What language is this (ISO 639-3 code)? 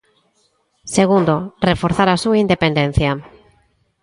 glg